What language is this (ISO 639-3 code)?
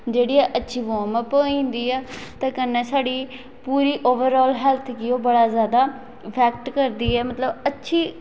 doi